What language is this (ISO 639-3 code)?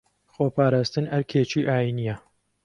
ckb